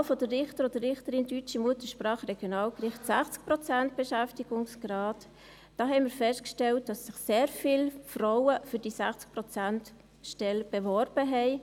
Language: Swiss German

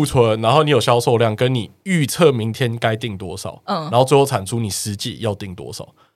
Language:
Chinese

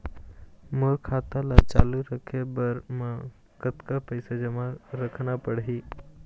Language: Chhattisgarhi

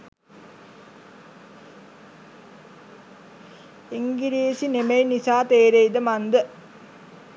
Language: Sinhala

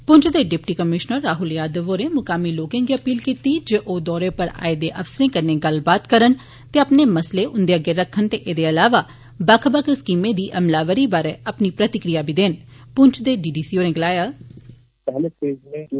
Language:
Dogri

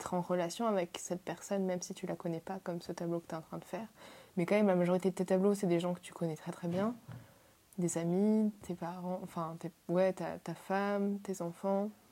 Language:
French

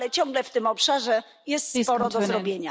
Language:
Polish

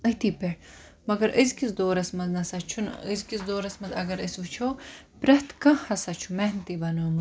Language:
Kashmiri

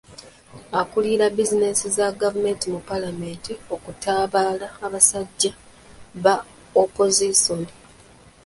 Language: Ganda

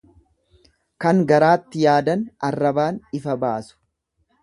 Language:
Oromo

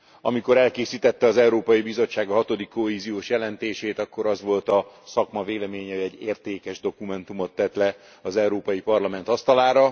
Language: Hungarian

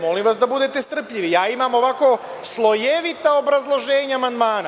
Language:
Serbian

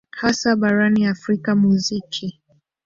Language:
Swahili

